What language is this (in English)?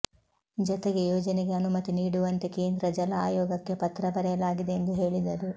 Kannada